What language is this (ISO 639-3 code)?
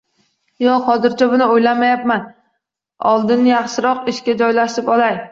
uzb